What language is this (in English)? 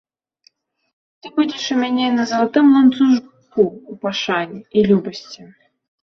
Belarusian